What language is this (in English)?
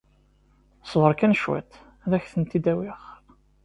Kabyle